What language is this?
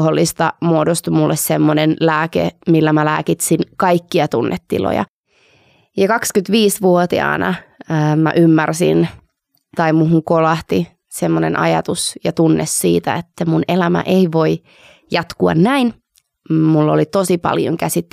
Finnish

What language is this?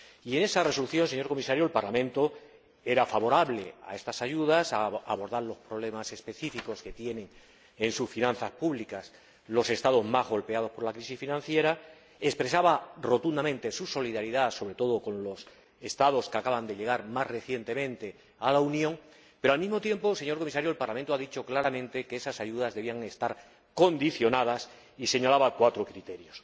Spanish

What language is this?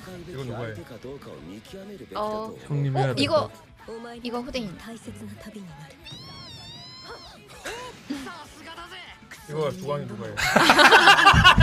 Korean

